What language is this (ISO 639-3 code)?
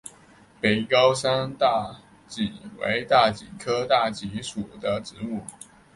zho